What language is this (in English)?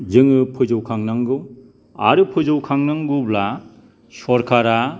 Bodo